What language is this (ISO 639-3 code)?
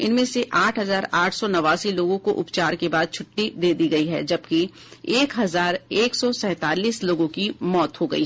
hin